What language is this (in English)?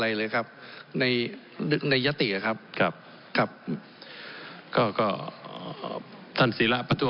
Thai